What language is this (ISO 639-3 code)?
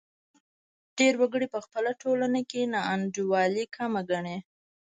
pus